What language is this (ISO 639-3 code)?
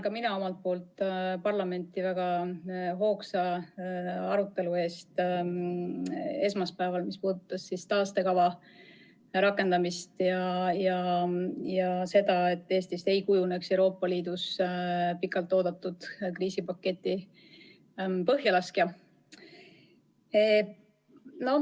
est